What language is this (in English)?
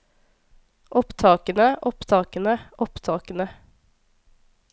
Norwegian